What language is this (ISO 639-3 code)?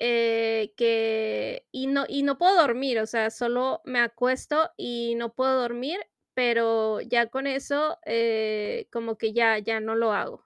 spa